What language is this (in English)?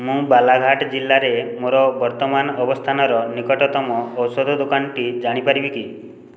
Odia